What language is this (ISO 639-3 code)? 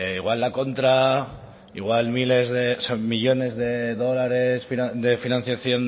spa